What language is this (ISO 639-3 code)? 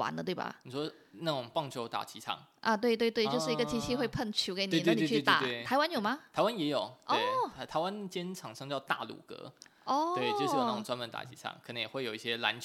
zho